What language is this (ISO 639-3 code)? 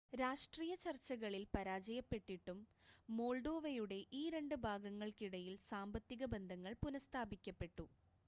mal